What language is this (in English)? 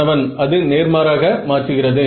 Tamil